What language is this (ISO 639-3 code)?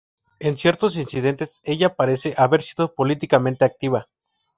spa